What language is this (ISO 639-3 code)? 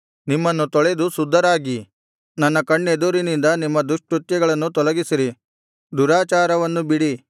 kan